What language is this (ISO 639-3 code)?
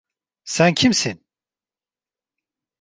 tur